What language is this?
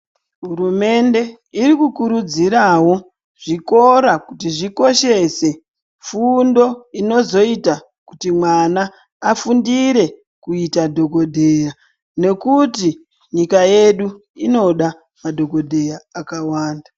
Ndau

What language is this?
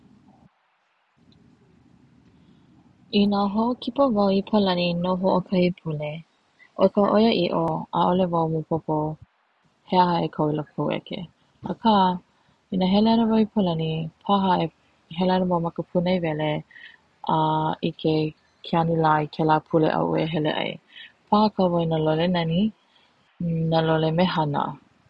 Hawaiian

